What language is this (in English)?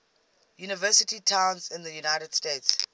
English